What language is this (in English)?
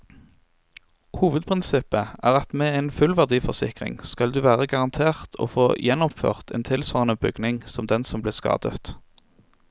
Norwegian